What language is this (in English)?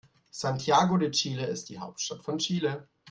German